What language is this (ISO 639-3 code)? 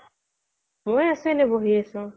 asm